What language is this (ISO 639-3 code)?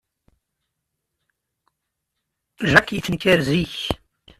kab